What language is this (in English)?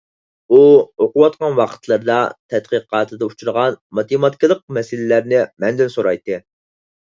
Uyghur